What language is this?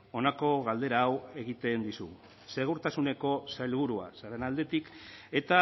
Basque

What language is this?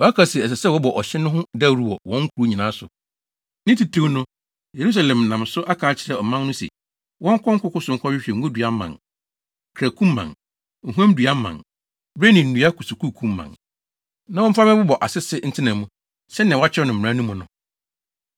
Akan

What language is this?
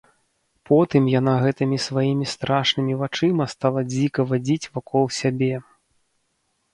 Belarusian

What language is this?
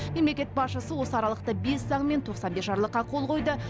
Kazakh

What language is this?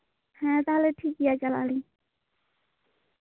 Santali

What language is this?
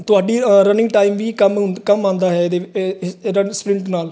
Punjabi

